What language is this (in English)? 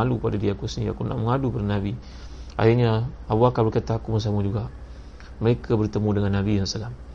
Malay